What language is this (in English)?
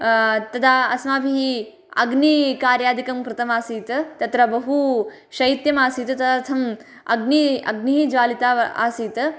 Sanskrit